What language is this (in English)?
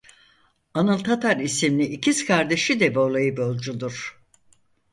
Turkish